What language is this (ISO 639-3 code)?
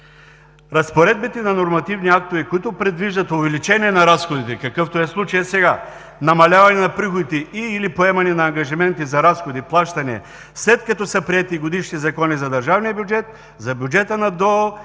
bul